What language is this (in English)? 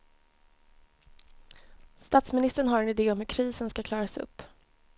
Swedish